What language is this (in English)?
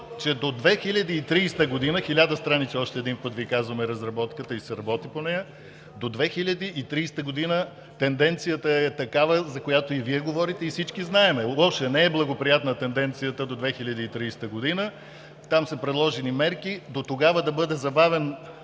Bulgarian